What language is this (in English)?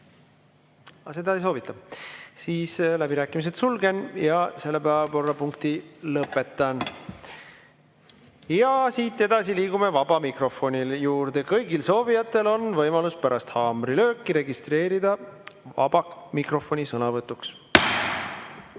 Estonian